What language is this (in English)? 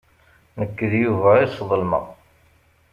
Kabyle